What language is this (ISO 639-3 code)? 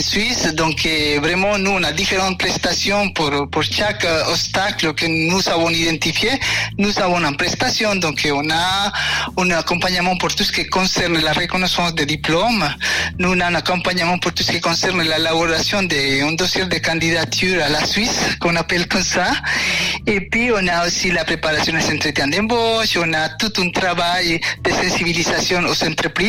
fra